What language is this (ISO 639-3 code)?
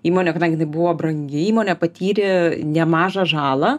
lit